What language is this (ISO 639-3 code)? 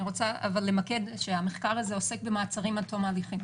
heb